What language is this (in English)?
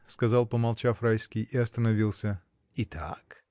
Russian